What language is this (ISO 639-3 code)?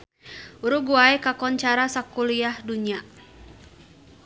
sun